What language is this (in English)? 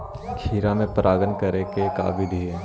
Magahi